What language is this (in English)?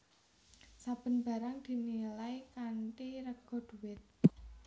Javanese